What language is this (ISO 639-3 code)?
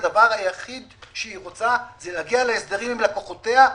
heb